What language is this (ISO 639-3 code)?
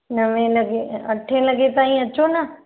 snd